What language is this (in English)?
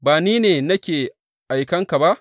Hausa